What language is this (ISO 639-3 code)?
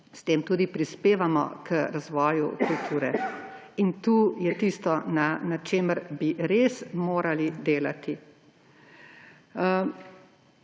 slv